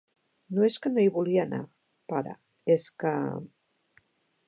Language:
Catalan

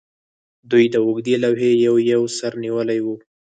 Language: Pashto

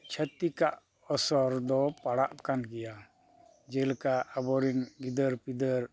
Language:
Santali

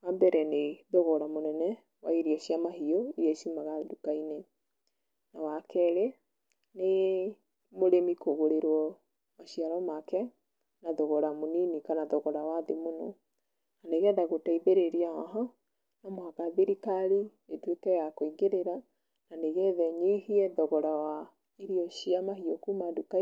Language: Kikuyu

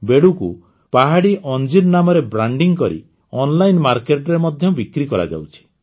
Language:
Odia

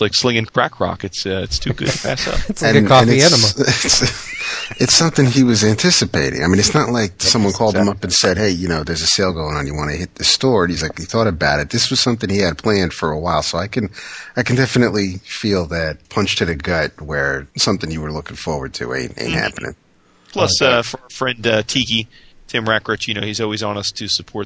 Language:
English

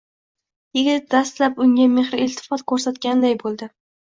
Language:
Uzbek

